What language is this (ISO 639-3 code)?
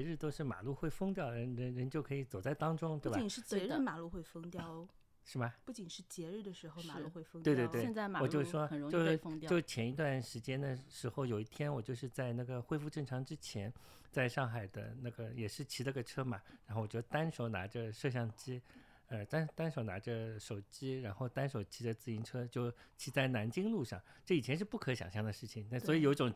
zho